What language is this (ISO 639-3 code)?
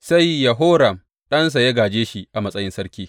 hau